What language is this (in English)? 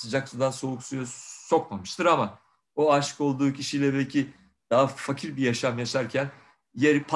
Turkish